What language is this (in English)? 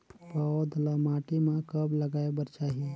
Chhattisgarhi